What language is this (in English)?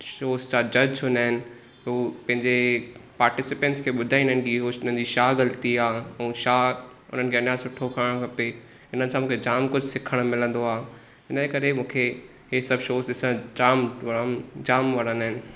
Sindhi